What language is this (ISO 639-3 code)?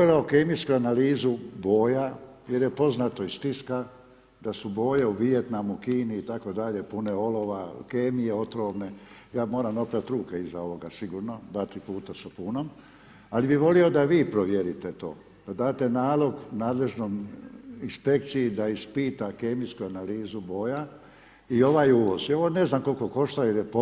hrv